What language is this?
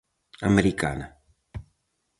Galician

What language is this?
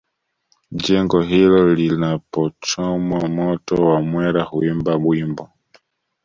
Swahili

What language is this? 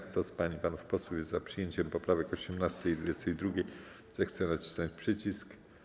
Polish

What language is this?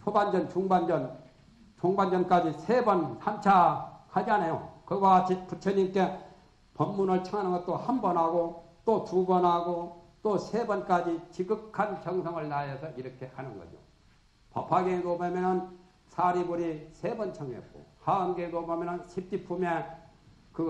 Korean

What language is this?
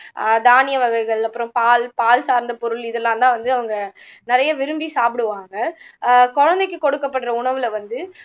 Tamil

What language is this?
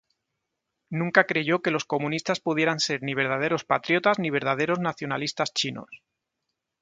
Spanish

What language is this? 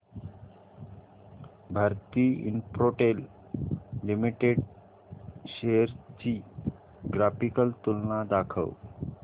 Marathi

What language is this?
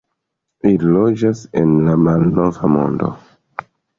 Esperanto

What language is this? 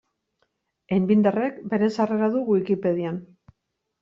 Basque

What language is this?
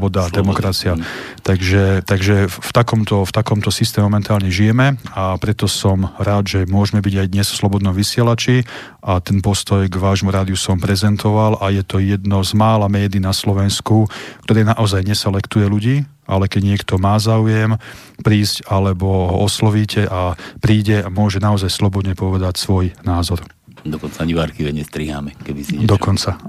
Slovak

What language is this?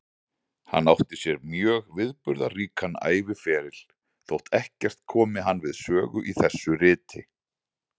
Icelandic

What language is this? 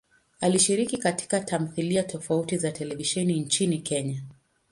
Swahili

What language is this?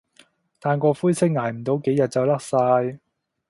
Cantonese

